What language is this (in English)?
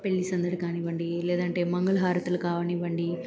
Telugu